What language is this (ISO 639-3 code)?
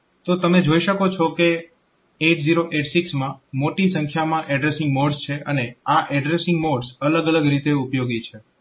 guj